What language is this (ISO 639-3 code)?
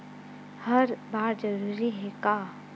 hne